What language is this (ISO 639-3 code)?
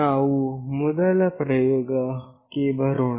kan